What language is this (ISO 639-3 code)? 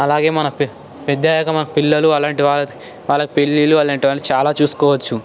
tel